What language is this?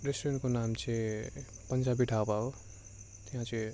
Nepali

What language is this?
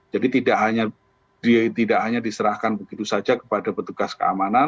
Indonesian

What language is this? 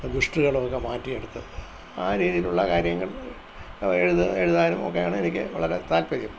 Malayalam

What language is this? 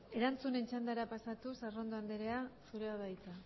Basque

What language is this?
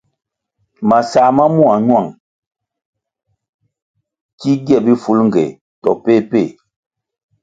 Kwasio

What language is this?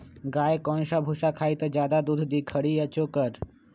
Magahi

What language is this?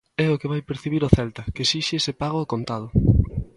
Galician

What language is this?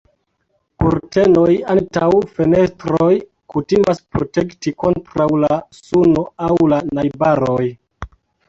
Esperanto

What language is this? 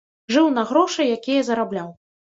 Belarusian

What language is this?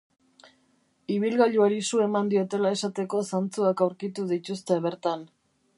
Basque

